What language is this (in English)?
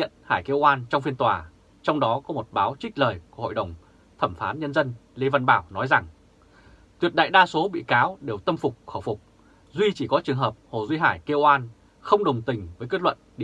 Vietnamese